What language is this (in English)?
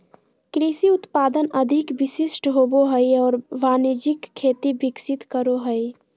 Magahi